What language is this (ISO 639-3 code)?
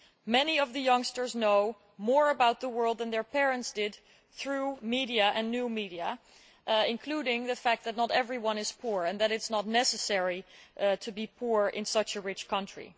eng